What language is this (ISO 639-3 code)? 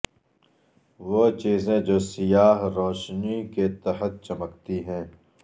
urd